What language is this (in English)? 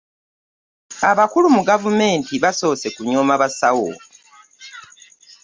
Ganda